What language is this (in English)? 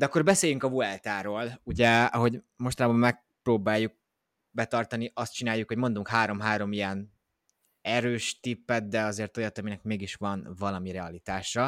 Hungarian